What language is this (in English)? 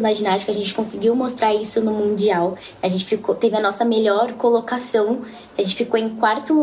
Portuguese